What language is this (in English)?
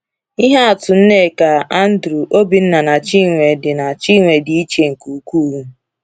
Igbo